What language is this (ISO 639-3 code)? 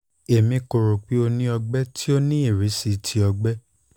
yor